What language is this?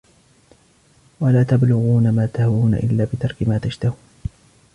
Arabic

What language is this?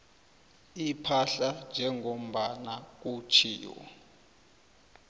South Ndebele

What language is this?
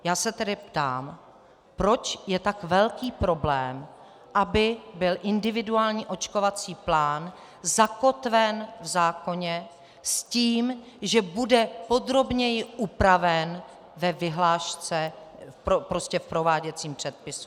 Czech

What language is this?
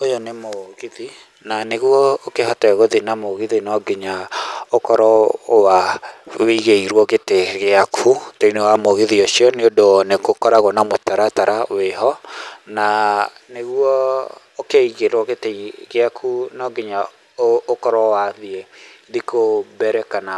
Kikuyu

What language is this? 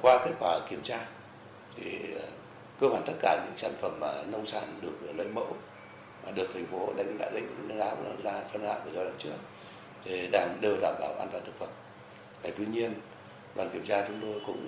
Vietnamese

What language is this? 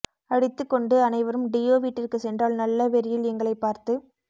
Tamil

